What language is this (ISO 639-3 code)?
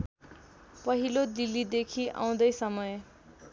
nep